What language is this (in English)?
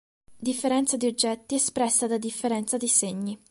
Italian